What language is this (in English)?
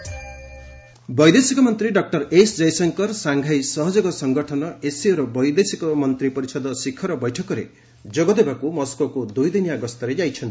Odia